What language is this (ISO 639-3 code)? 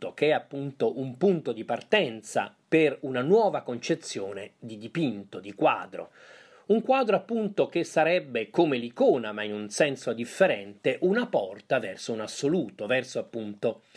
ita